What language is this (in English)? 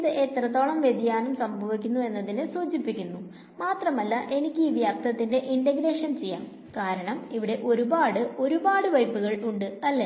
Malayalam